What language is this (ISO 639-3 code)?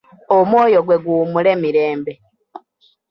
lug